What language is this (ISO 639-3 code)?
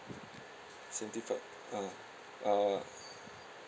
eng